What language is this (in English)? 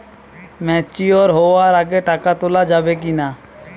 Bangla